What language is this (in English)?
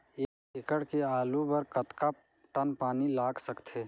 Chhattisgarhi